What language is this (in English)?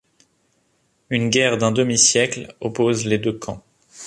French